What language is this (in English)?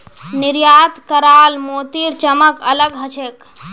Magahi